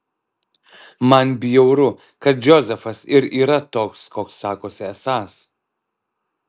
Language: Lithuanian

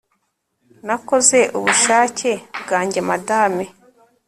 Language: Kinyarwanda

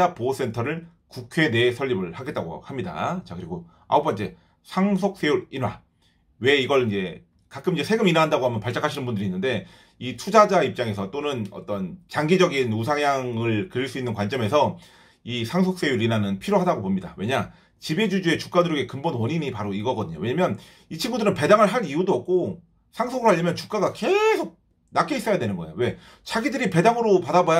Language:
Korean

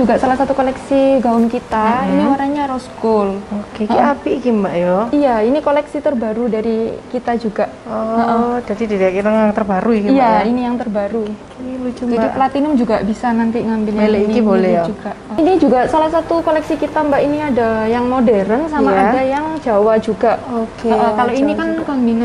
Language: Indonesian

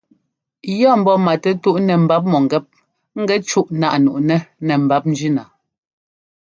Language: Ngomba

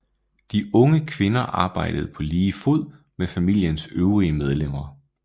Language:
Danish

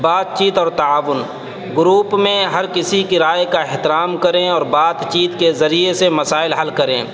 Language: Urdu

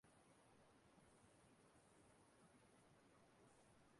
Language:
Igbo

